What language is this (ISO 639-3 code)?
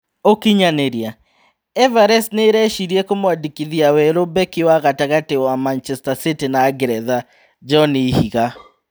kik